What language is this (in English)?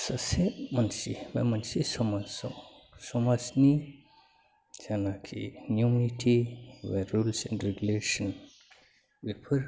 Bodo